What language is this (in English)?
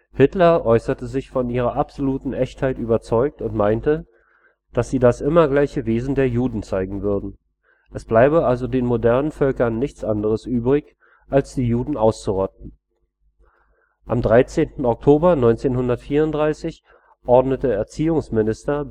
German